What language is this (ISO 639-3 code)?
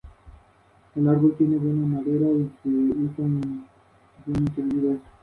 spa